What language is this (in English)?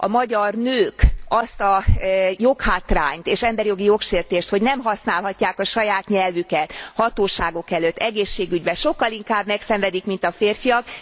Hungarian